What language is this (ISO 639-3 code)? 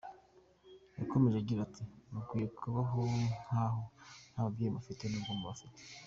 kin